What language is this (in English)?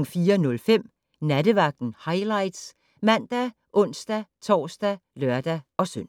Danish